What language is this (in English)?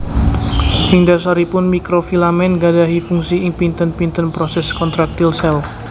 Javanese